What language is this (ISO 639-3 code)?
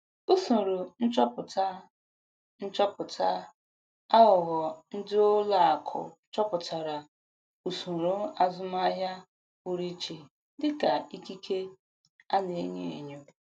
ibo